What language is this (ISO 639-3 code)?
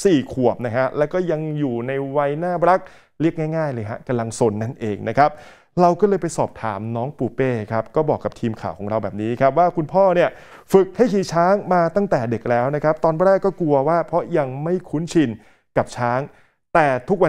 tha